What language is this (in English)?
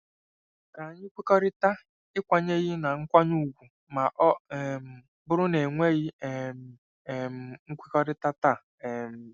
Igbo